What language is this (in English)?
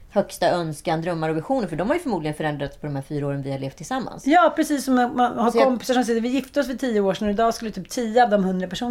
Swedish